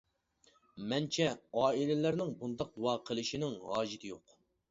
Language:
Uyghur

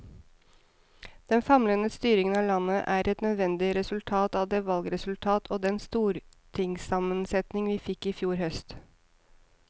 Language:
Norwegian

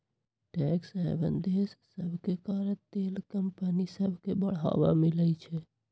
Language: Magahi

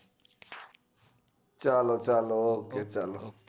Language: Gujarati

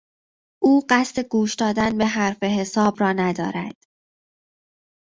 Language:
Persian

